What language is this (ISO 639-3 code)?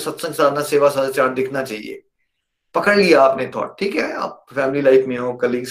hin